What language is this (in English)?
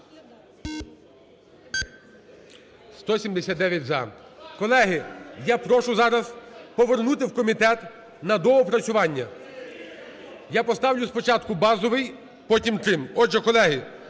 Ukrainian